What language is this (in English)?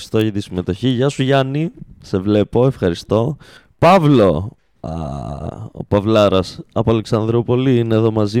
Greek